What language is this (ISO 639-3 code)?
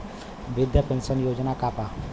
bho